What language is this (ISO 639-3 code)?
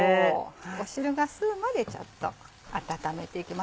jpn